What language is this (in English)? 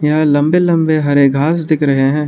Hindi